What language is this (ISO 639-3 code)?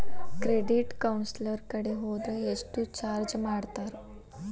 kan